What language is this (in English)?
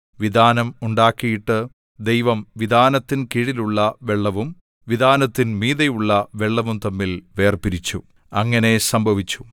Malayalam